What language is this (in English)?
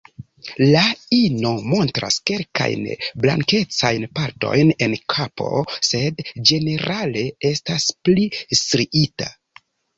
Esperanto